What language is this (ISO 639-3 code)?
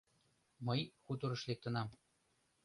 chm